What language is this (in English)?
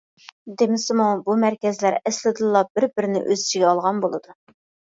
Uyghur